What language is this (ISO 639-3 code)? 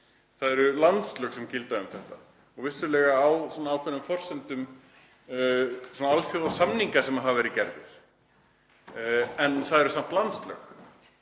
isl